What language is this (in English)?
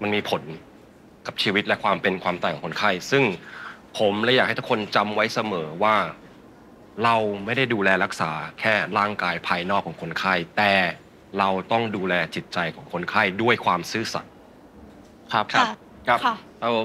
Thai